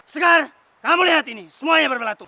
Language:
Indonesian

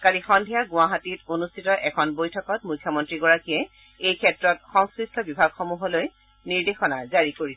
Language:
Assamese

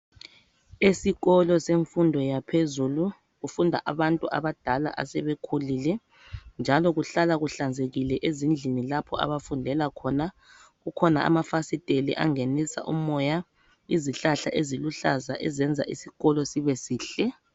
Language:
North Ndebele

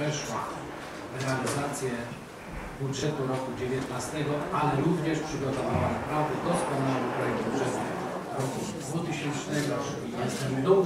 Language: Polish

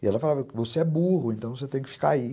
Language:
Portuguese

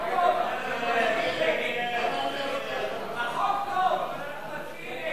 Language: Hebrew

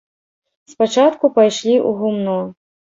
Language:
Belarusian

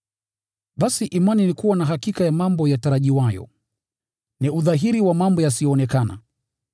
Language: Swahili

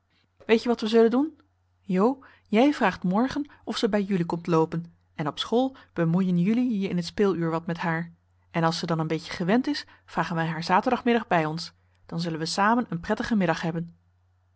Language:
Dutch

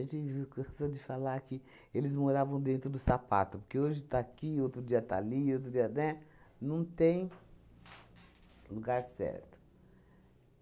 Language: Portuguese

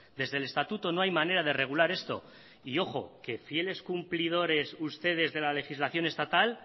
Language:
Spanish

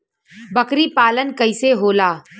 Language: Bhojpuri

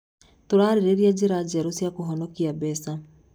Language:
Kikuyu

